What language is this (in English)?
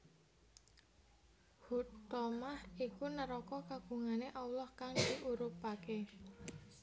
Javanese